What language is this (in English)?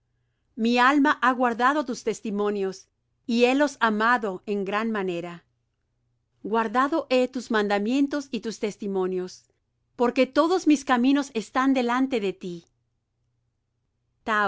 Spanish